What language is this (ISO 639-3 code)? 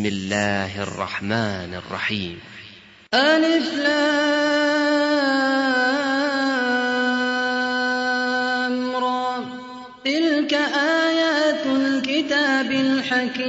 ara